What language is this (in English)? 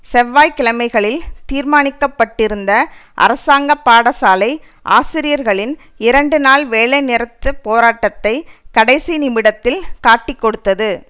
Tamil